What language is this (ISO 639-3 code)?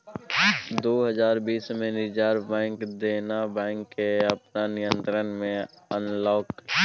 mai